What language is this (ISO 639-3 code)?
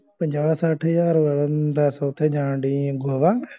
pan